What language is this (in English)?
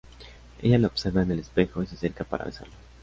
Spanish